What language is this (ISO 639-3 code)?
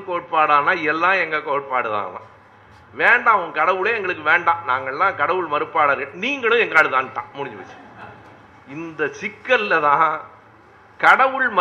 tam